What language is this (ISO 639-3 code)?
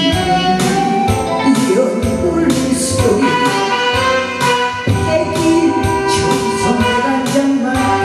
kor